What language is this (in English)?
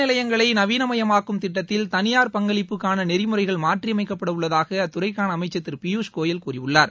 Tamil